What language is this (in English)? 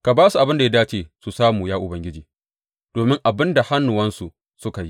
Hausa